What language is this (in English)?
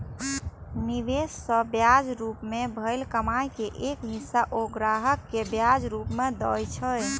Maithili